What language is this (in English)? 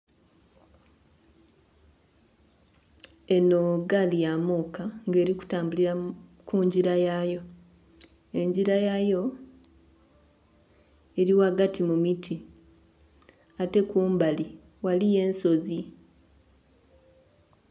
Soga